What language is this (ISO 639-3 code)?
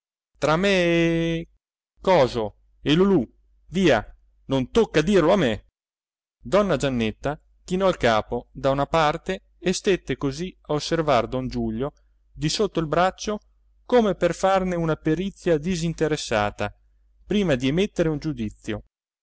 ita